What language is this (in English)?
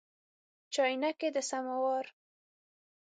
Pashto